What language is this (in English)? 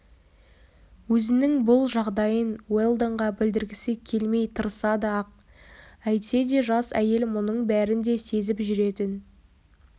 Kazakh